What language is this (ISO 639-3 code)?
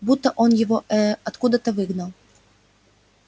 rus